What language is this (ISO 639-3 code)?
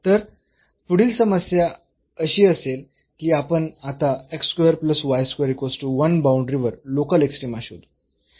mar